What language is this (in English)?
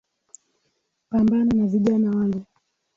Swahili